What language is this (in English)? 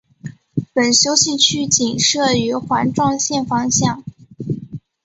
Chinese